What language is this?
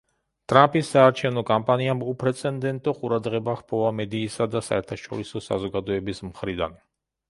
Georgian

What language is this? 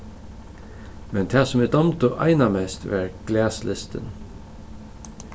Faroese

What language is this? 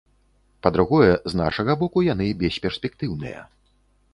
Belarusian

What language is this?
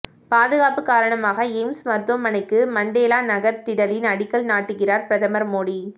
Tamil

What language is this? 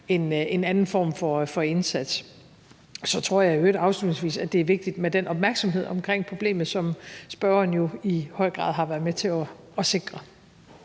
Danish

